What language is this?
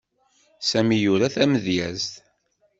Kabyle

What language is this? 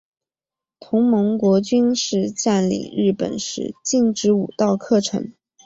Chinese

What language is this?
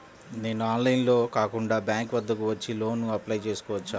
Telugu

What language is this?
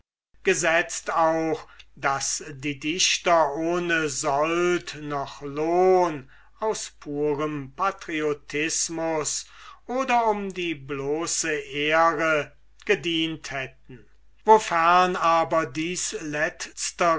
German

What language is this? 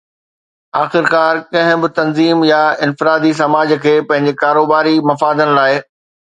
Sindhi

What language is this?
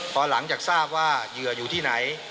Thai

